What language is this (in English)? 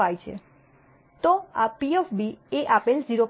Gujarati